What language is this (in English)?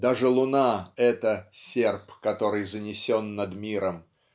Russian